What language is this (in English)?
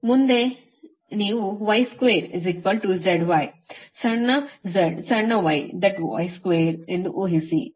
Kannada